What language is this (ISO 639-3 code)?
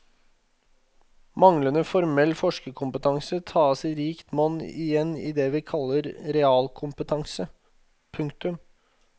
nor